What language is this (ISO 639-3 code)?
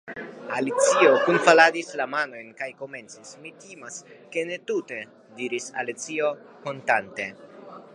epo